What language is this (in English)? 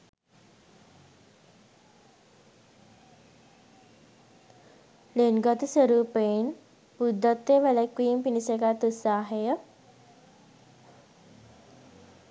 Sinhala